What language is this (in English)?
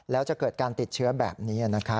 Thai